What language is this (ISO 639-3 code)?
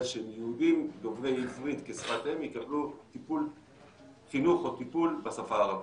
heb